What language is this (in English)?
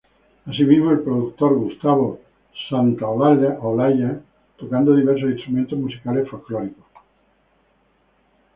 Spanish